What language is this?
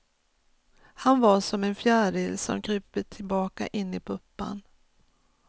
Swedish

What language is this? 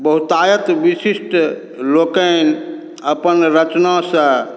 Maithili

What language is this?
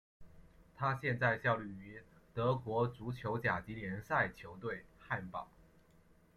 Chinese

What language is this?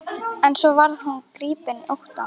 Icelandic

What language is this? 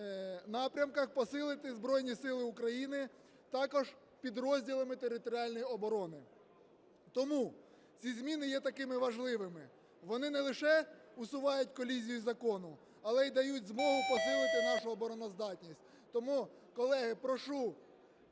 Ukrainian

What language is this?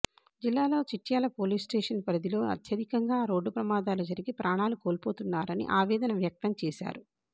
Telugu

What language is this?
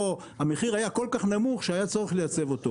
Hebrew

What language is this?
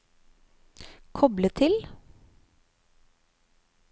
Norwegian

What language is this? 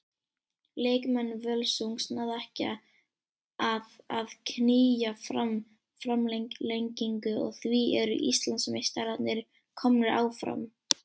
Icelandic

